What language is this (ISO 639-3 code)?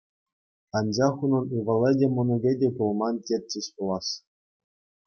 chv